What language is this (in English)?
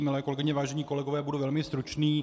Czech